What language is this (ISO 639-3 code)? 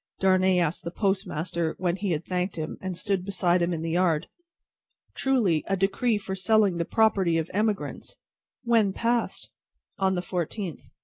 eng